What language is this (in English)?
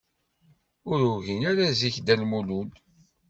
Kabyle